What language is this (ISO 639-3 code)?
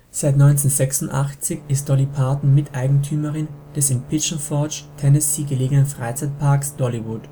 deu